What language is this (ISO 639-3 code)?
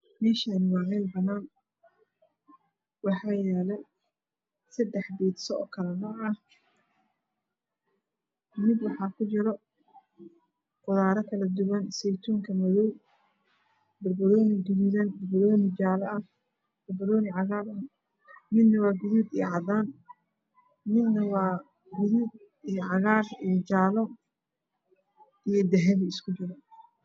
som